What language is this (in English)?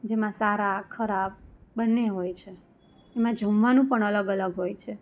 Gujarati